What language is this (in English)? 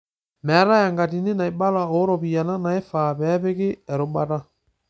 Masai